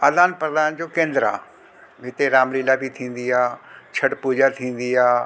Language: Sindhi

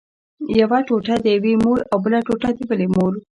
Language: Pashto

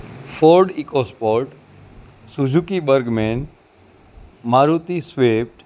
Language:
Gujarati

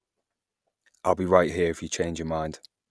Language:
English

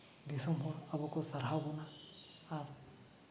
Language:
Santali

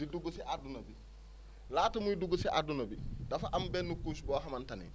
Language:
Wolof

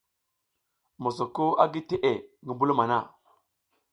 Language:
South Giziga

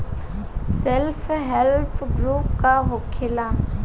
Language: Bhojpuri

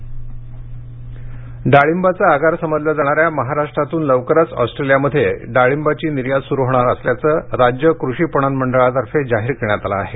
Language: Marathi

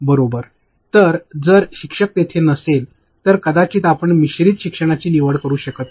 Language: Marathi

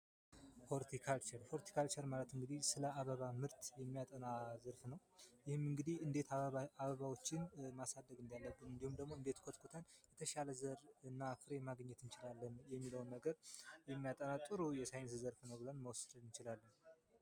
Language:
Amharic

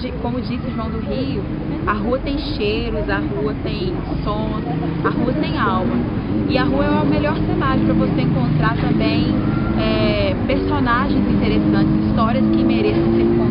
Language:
Portuguese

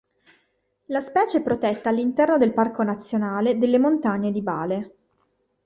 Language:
Italian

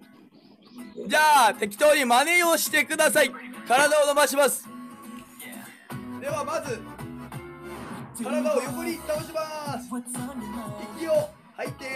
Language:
Japanese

